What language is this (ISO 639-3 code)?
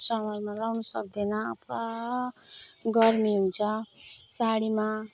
nep